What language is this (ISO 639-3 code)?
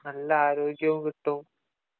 mal